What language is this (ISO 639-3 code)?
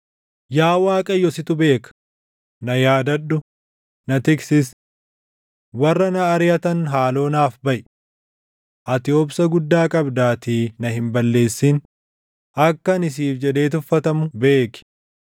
orm